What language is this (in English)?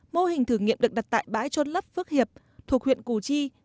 Vietnamese